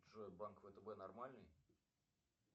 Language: Russian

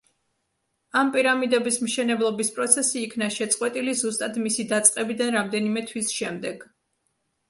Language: Georgian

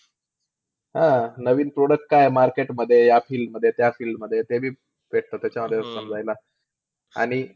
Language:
Marathi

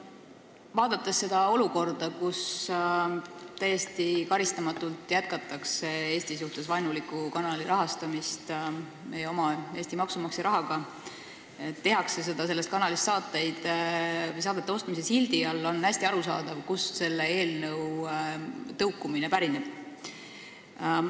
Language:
Estonian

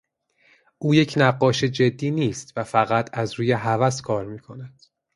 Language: Persian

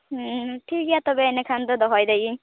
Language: Santali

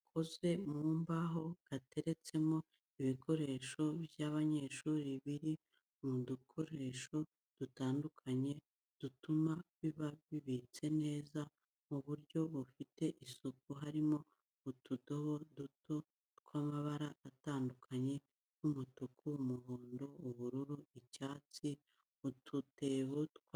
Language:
Kinyarwanda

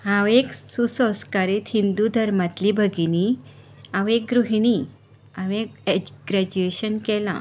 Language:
Konkani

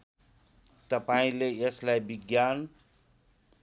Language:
Nepali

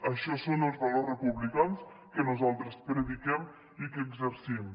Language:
Catalan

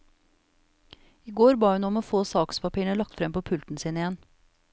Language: Norwegian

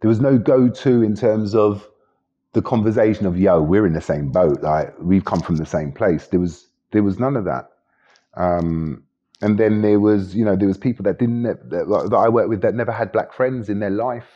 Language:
English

